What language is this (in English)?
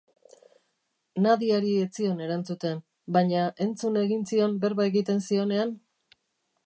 Basque